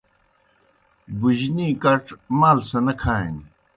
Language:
Kohistani Shina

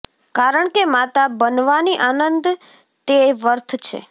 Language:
Gujarati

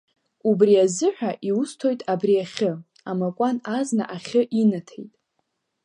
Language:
Abkhazian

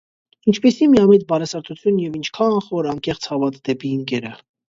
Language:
Armenian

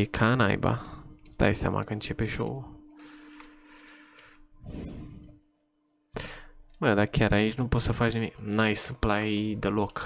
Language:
Romanian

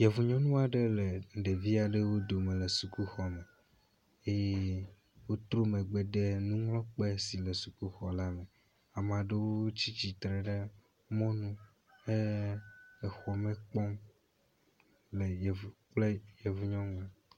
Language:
Ewe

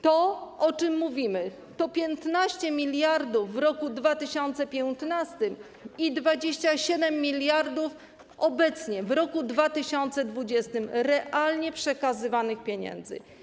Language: Polish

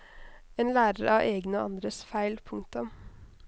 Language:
Norwegian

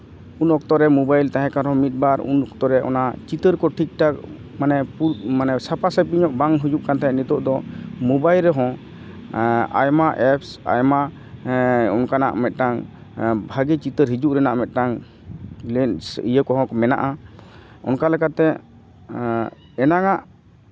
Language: Santali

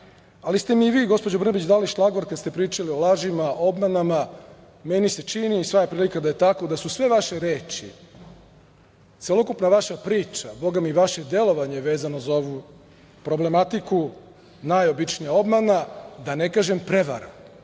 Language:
Serbian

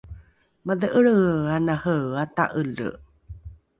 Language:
Rukai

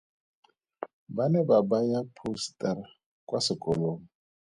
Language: Tswana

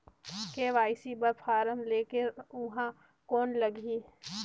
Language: Chhattisgarhi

